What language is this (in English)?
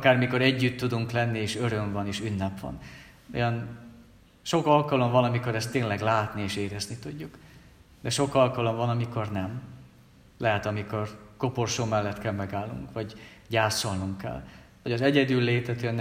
Hungarian